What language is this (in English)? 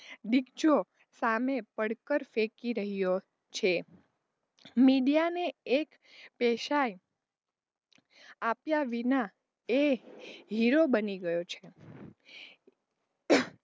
Gujarati